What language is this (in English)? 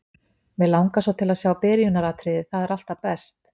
Icelandic